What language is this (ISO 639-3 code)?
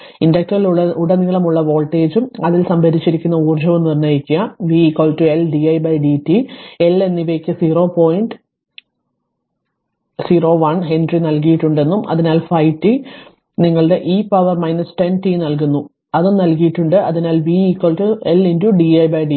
mal